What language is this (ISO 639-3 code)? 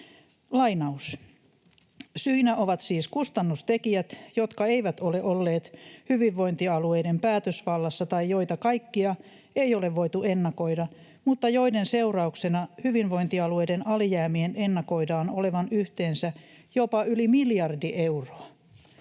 fin